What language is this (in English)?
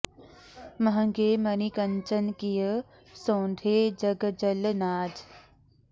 Sanskrit